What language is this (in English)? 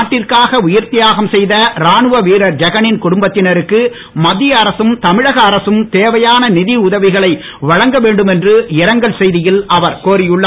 Tamil